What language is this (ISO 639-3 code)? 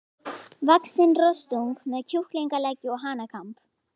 isl